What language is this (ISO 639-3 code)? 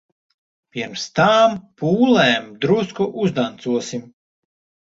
lav